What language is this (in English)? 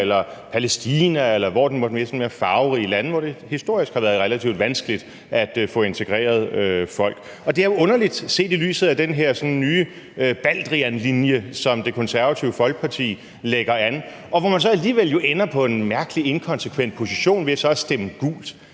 Danish